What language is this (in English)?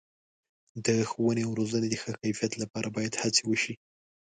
Pashto